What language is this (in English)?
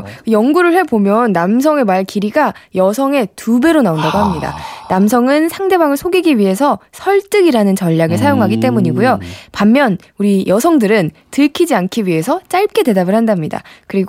Korean